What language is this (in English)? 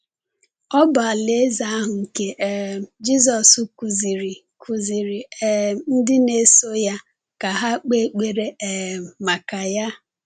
Igbo